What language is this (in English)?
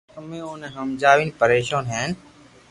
Loarki